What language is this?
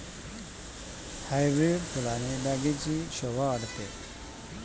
Marathi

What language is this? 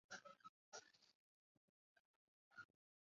Chinese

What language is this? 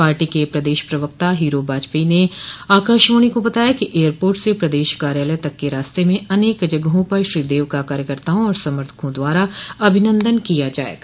Hindi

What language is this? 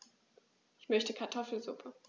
German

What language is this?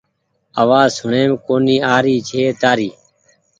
Goaria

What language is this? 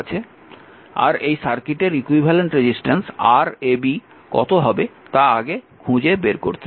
Bangla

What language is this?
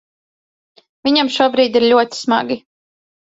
Latvian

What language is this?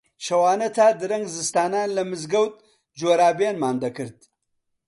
Central Kurdish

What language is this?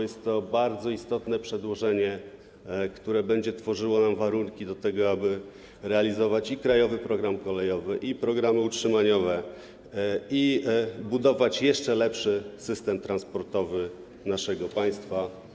Polish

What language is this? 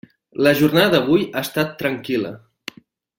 Catalan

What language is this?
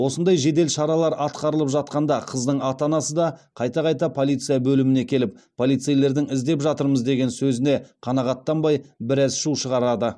Kazakh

